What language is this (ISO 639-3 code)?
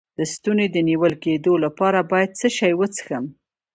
pus